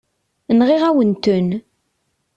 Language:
Kabyle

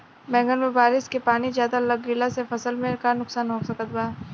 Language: Bhojpuri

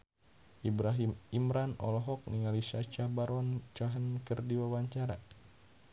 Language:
Sundanese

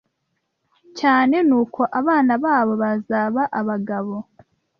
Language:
Kinyarwanda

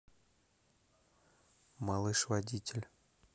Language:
Russian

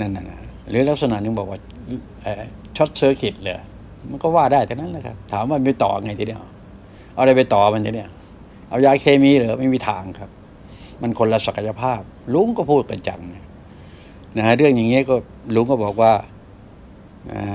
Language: Thai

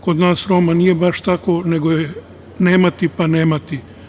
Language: Serbian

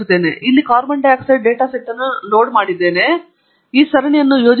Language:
Kannada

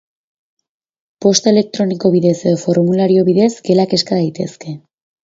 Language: Basque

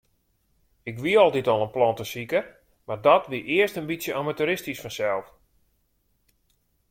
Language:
Western Frisian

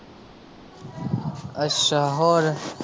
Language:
Punjabi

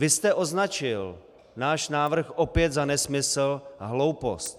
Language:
Czech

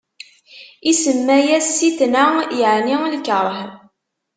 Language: Kabyle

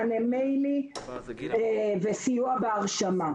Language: Hebrew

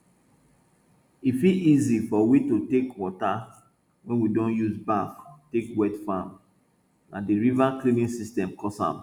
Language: Nigerian Pidgin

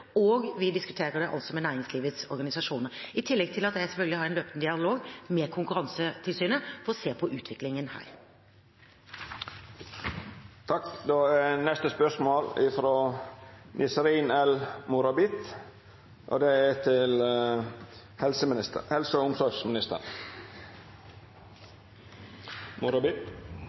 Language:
Norwegian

